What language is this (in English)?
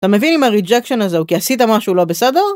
Hebrew